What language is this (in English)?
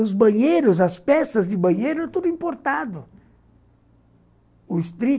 Portuguese